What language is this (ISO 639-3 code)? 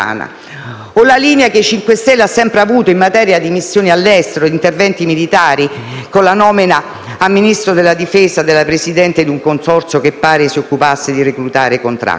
ita